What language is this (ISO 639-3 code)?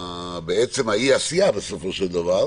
heb